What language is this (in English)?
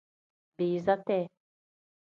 Tem